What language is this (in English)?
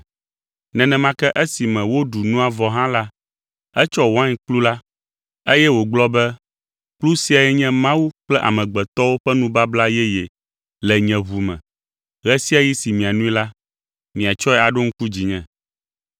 Ewe